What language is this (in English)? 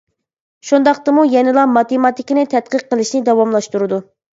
Uyghur